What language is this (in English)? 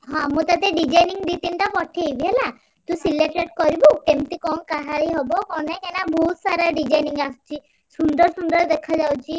Odia